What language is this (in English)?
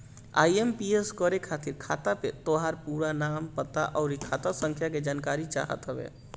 Bhojpuri